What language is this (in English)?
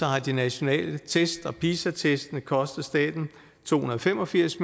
Danish